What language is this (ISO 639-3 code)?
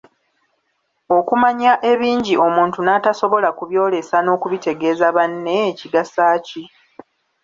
lug